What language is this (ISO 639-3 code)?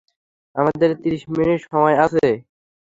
ben